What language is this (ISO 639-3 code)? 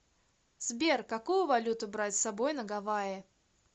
rus